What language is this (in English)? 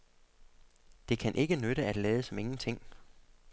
Danish